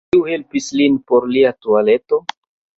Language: Esperanto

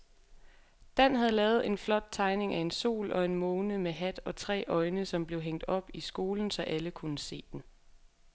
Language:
Danish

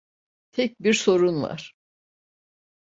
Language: Turkish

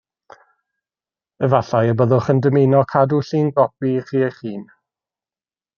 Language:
Welsh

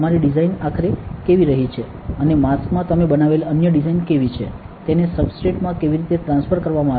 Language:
Gujarati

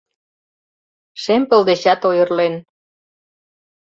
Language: Mari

